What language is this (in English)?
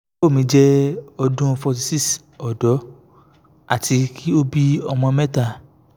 Yoruba